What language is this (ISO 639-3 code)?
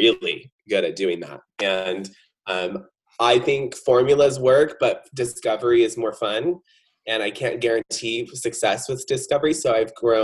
eng